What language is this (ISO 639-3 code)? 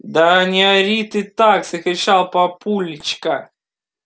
rus